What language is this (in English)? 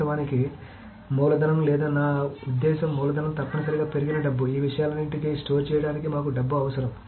Telugu